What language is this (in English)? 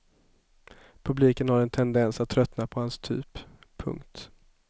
Swedish